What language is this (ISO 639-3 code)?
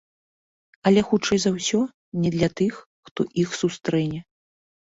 bel